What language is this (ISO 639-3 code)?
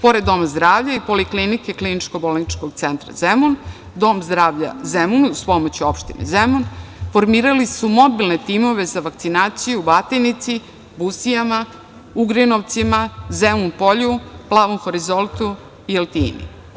srp